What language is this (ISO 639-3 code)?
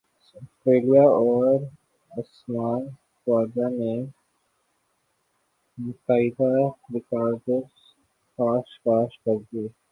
urd